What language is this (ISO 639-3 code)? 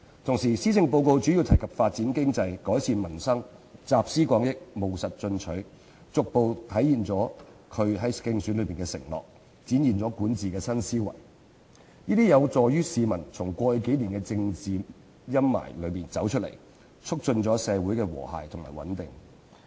yue